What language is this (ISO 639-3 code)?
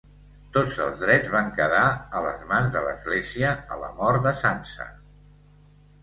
cat